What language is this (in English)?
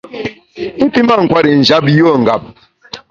Bamun